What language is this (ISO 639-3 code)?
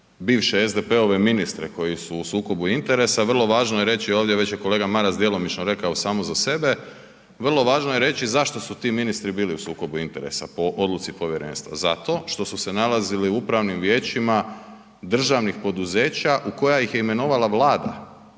hrv